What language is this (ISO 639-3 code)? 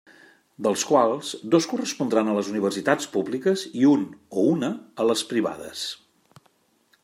cat